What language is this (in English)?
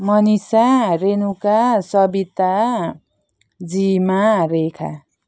Nepali